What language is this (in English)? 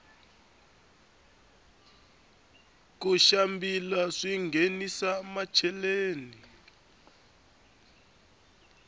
Tsonga